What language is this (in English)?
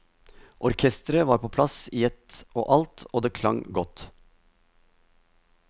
Norwegian